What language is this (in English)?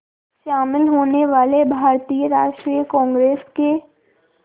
Hindi